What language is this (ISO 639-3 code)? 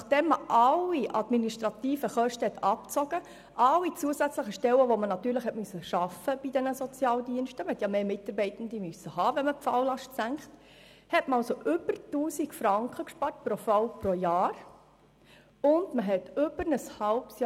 gsw